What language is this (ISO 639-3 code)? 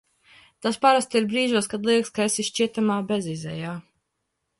lav